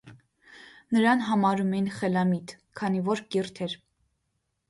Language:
Armenian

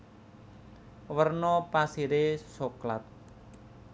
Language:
Javanese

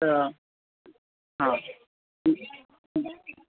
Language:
Sindhi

